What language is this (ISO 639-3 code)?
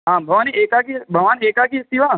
san